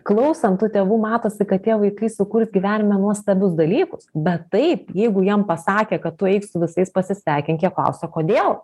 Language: Lithuanian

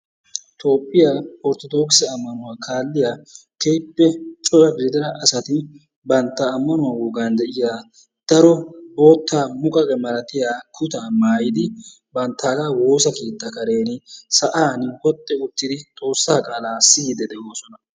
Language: Wolaytta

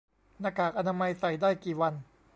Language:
Thai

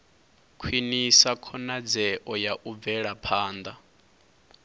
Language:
Venda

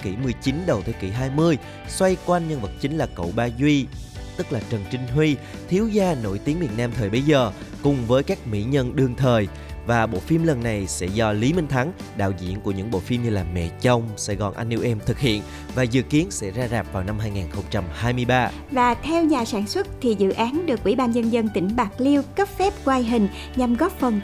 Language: Vietnamese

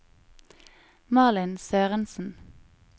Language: Norwegian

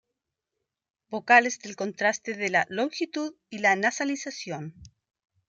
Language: Spanish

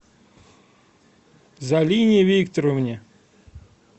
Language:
Russian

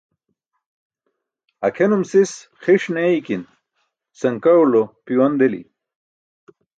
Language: Burushaski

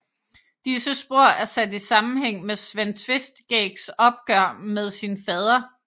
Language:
Danish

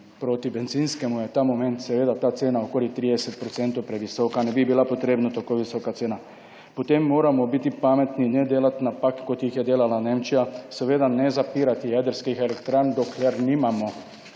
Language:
Slovenian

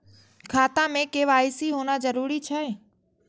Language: Maithili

